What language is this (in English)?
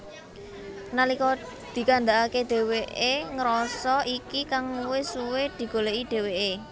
Javanese